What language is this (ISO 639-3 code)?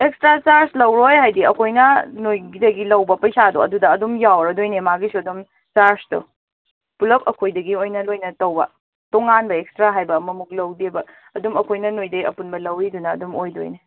mni